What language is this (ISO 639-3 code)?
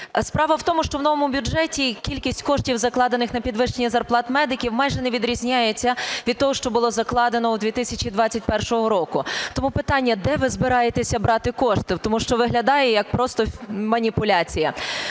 ukr